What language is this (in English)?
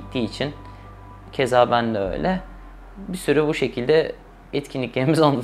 Turkish